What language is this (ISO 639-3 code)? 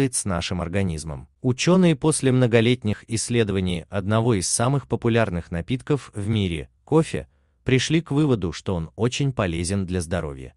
rus